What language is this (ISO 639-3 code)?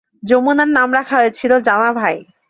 ben